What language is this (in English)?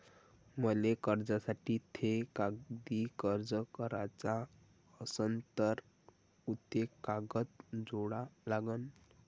Marathi